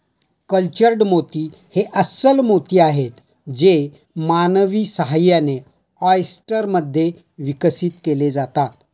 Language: Marathi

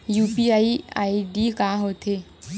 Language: Chhattisgarhi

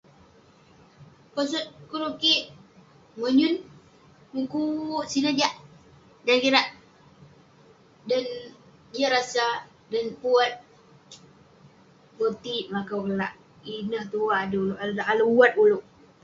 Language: Western Penan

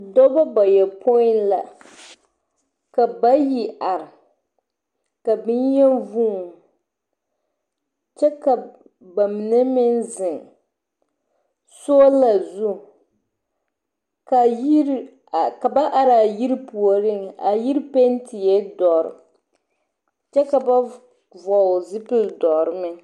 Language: Southern Dagaare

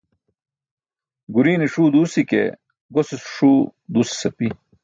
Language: Burushaski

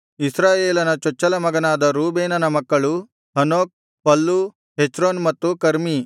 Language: Kannada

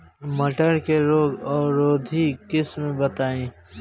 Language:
Bhojpuri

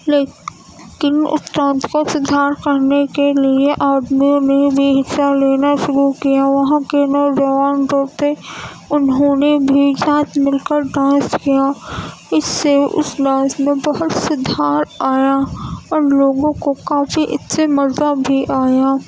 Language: Urdu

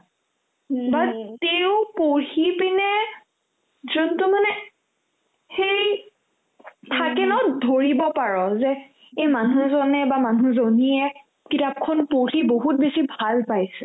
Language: Assamese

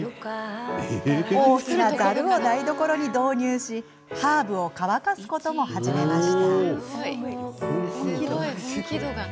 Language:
Japanese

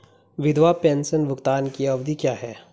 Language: Hindi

